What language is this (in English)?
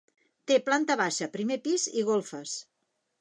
Catalan